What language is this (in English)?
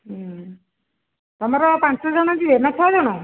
Odia